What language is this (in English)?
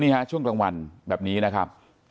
Thai